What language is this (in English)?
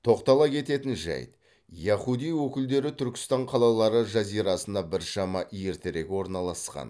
Kazakh